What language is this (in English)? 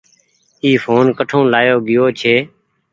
Goaria